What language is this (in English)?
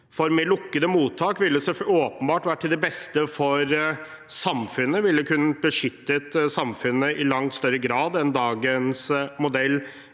Norwegian